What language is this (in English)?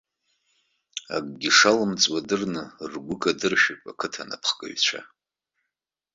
Abkhazian